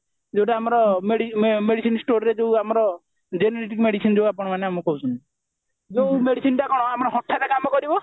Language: Odia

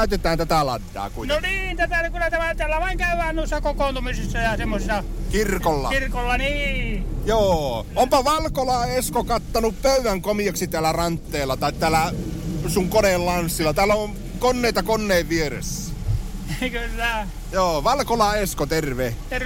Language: Finnish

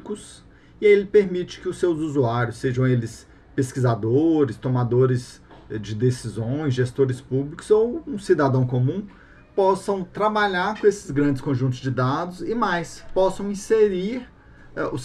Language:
Portuguese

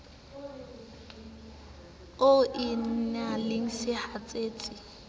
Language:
Southern Sotho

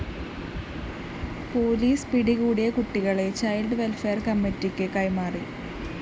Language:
Malayalam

